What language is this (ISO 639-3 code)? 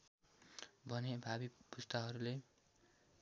nep